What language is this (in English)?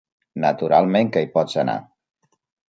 Catalan